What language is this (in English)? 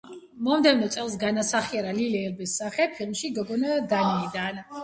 Georgian